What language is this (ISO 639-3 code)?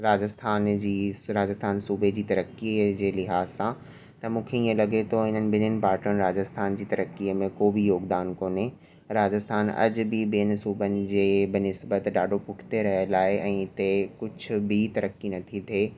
snd